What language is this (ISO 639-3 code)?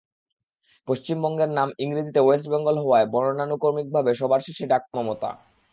ben